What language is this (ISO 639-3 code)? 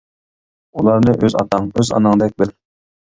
uig